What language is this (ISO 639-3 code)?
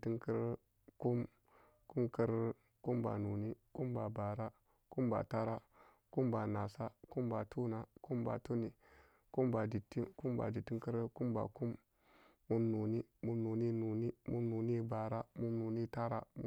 ccg